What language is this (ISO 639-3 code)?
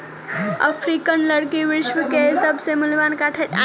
mai